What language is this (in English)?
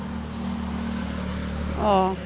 Bodo